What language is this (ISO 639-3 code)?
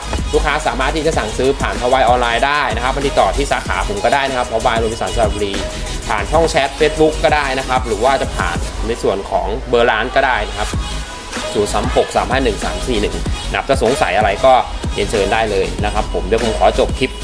tha